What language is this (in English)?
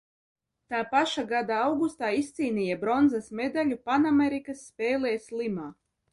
Latvian